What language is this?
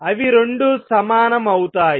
Telugu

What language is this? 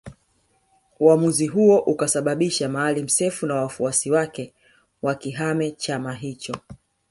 Swahili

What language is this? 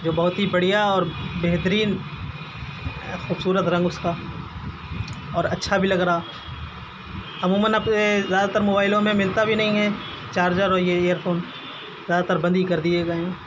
Urdu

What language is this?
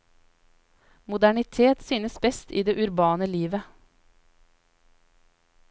Norwegian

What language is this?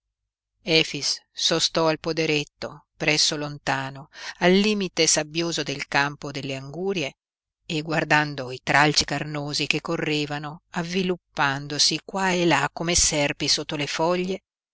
Italian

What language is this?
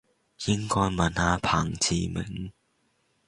Cantonese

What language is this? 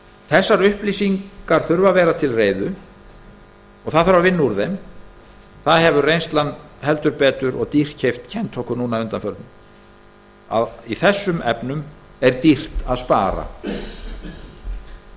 Icelandic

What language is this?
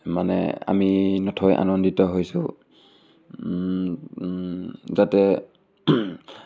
Assamese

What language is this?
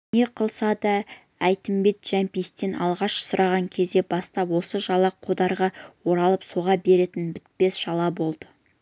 Kazakh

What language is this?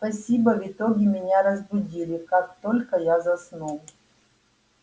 Russian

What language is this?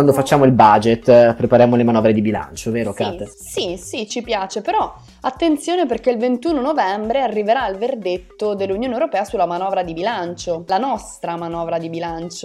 Italian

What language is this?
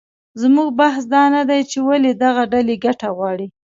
Pashto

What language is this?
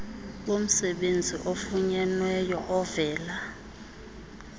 Xhosa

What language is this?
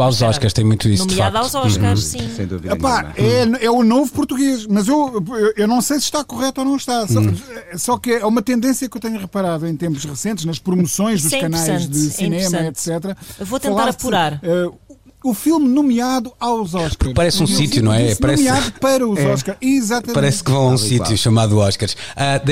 Portuguese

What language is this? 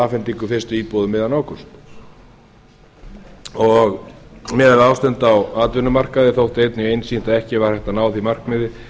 Icelandic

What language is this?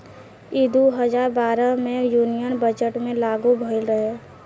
Bhojpuri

